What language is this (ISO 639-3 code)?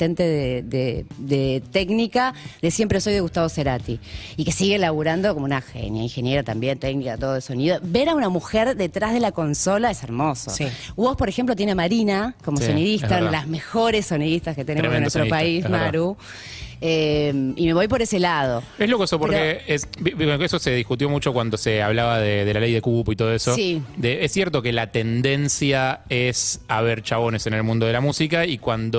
spa